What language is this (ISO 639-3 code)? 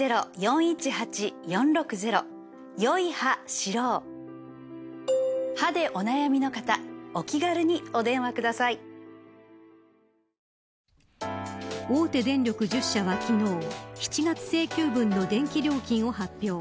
jpn